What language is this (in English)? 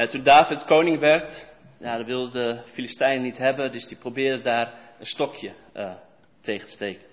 Dutch